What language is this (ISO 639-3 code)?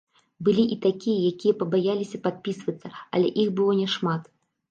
bel